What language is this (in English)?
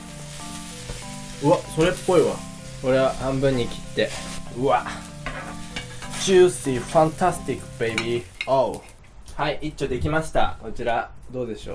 Japanese